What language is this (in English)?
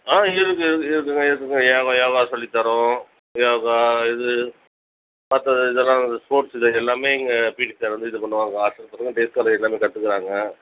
Tamil